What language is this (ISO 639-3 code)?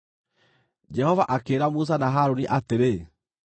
kik